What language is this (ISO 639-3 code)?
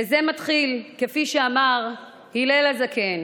heb